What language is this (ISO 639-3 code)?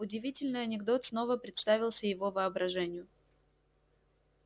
rus